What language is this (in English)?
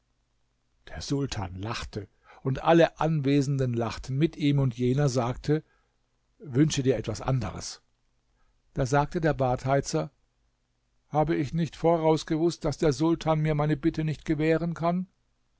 German